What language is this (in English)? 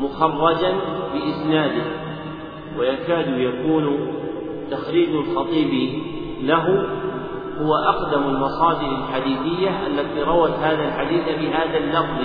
Arabic